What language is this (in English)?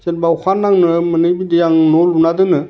Bodo